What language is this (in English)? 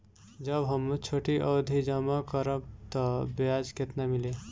Bhojpuri